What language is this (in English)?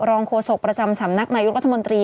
Thai